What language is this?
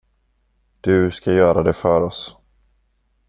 Swedish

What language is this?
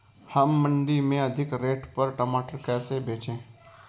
Hindi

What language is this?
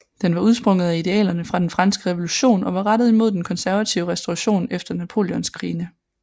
Danish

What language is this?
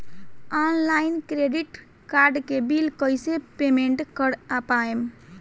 Bhojpuri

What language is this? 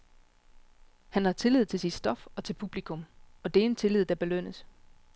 Danish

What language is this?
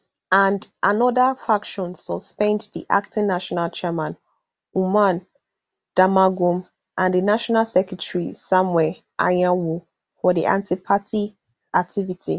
Nigerian Pidgin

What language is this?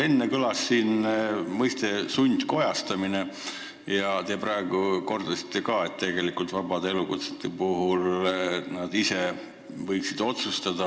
Estonian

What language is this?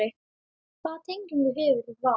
Icelandic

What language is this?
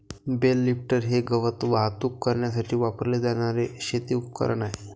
Marathi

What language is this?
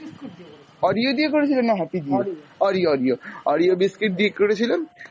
Bangla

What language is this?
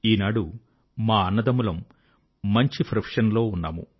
Telugu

